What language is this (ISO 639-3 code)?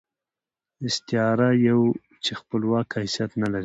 pus